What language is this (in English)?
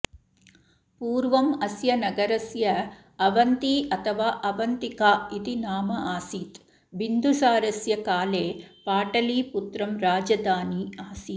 Sanskrit